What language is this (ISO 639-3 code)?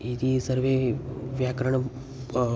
san